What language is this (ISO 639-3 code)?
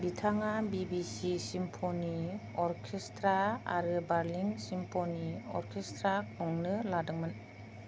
brx